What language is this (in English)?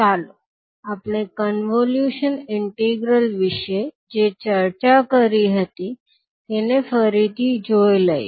Gujarati